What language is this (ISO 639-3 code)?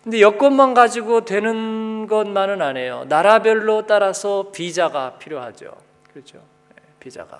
kor